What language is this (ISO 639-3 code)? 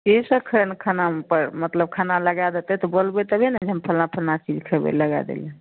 mai